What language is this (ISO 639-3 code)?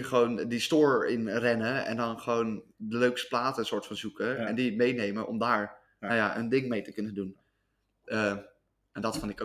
nld